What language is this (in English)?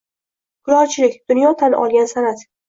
Uzbek